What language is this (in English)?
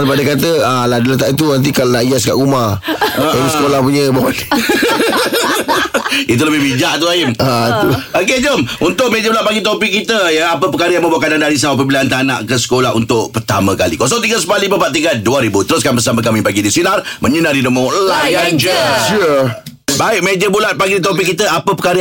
Malay